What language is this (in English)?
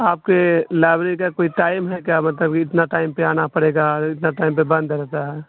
Urdu